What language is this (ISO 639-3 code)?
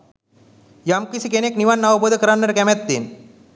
sin